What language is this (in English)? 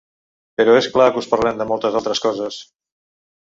Catalan